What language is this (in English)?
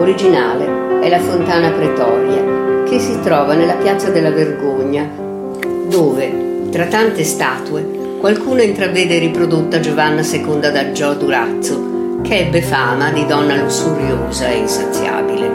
Italian